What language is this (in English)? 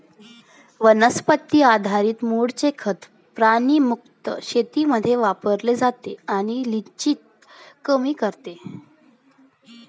Marathi